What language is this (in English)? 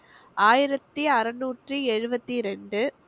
Tamil